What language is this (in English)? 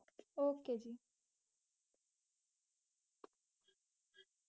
Punjabi